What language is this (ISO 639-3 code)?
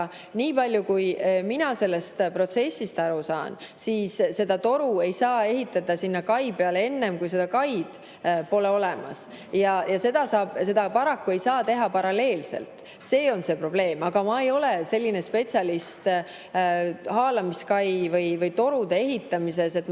est